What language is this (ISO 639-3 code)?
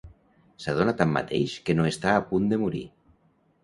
cat